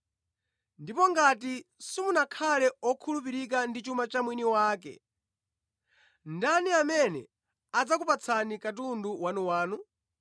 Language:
Nyanja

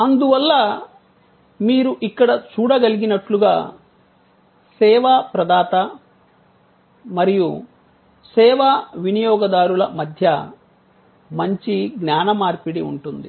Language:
Telugu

